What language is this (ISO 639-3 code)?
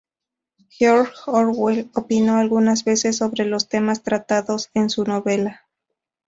spa